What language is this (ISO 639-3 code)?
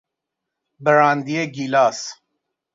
fas